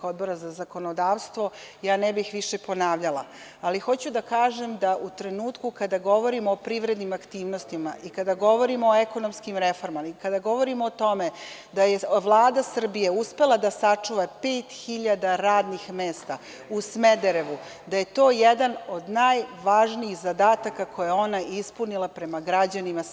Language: Serbian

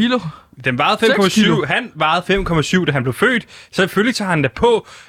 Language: Danish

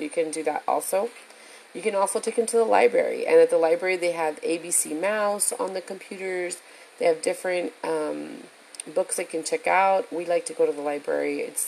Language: English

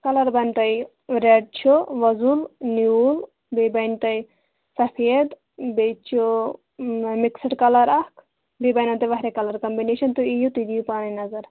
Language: Kashmiri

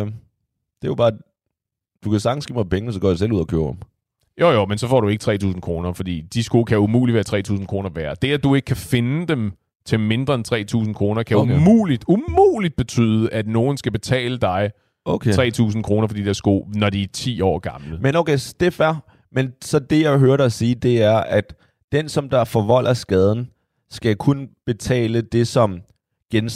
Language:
Danish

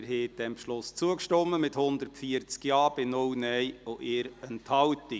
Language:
Swiss German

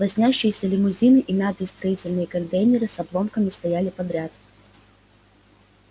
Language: Russian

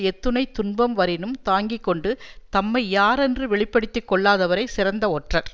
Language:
Tamil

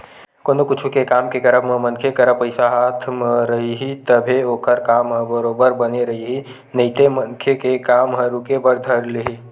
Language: Chhattisgarhi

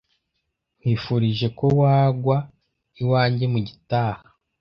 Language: Kinyarwanda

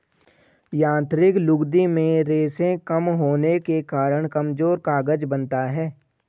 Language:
Hindi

